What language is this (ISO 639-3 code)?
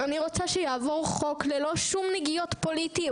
heb